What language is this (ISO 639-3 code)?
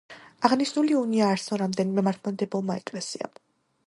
kat